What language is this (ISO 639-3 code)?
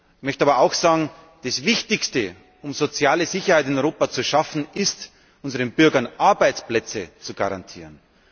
deu